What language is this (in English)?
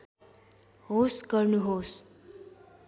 Nepali